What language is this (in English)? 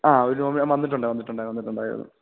Malayalam